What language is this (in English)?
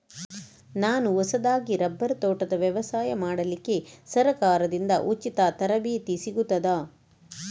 Kannada